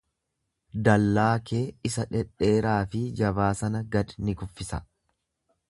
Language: Oromo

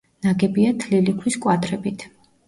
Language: Georgian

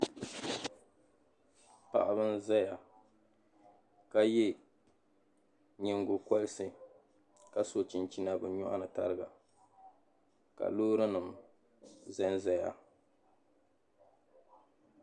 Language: Dagbani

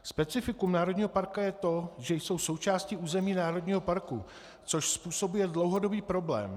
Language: Czech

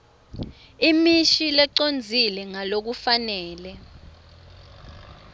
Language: Swati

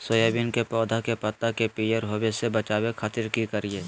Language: Magahi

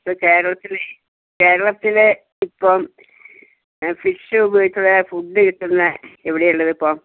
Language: Malayalam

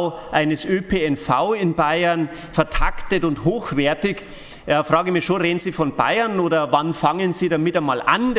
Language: German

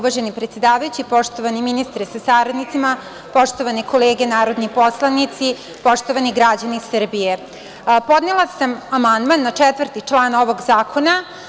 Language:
Serbian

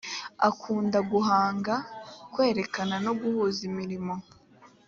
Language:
Kinyarwanda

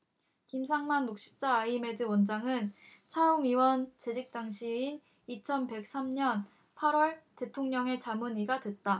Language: Korean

